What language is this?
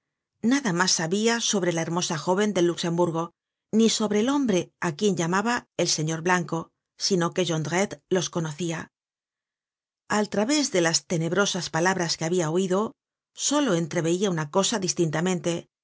Spanish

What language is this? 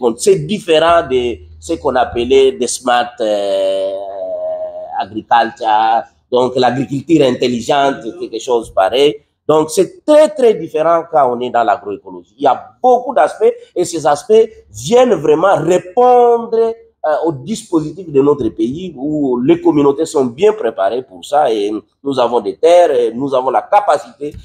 French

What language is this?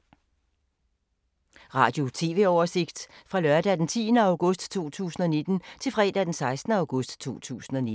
Danish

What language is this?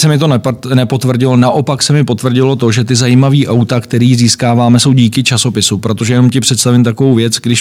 Czech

